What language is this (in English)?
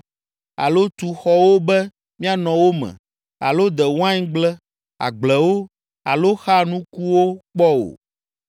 Ewe